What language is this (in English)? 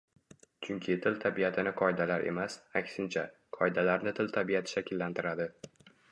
Uzbek